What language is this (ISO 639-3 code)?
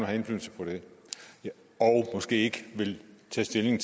dan